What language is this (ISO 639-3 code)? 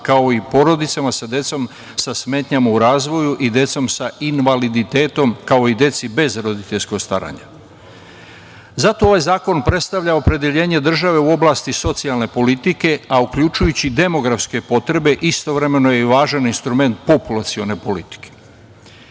srp